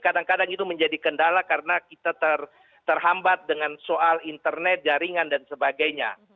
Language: Indonesian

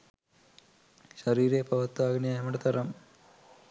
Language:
Sinhala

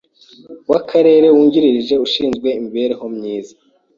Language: Kinyarwanda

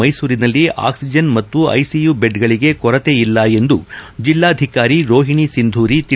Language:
Kannada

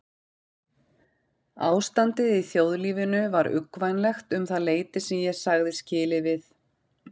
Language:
Icelandic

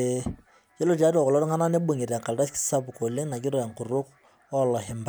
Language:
Masai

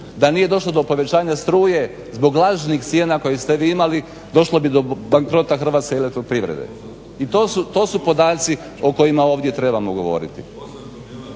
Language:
Croatian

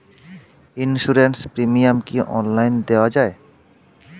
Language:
Bangla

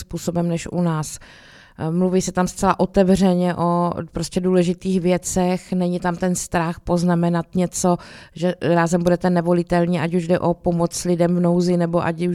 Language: Czech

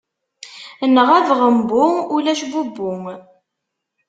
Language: Kabyle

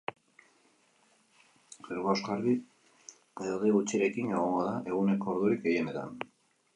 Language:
Basque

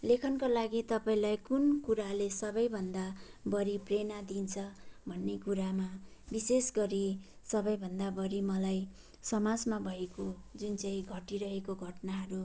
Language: Nepali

